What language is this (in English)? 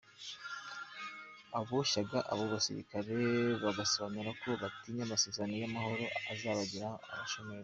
Kinyarwanda